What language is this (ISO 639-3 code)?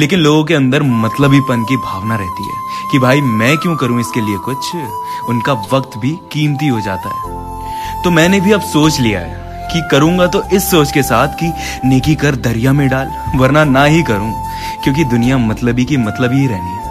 hin